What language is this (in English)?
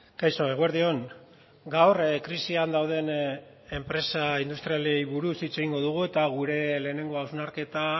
Basque